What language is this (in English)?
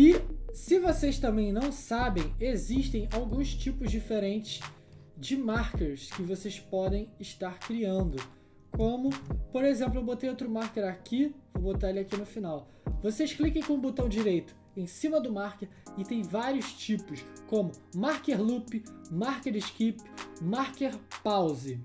Portuguese